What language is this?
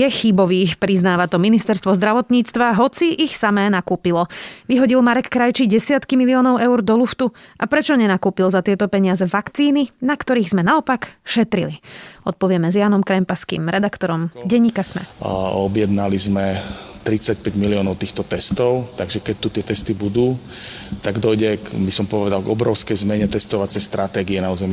Slovak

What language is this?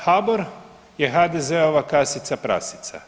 Croatian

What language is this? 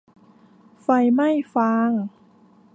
Thai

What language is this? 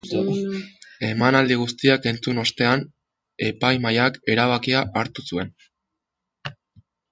Basque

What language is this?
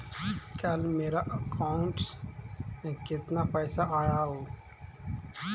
Magahi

